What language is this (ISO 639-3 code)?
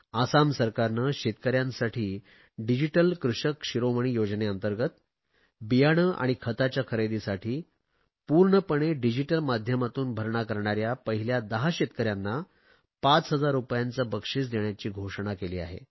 mar